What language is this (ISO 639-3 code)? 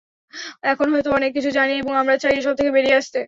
ben